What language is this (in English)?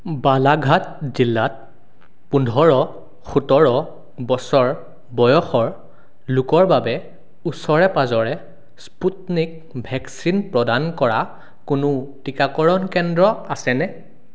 Assamese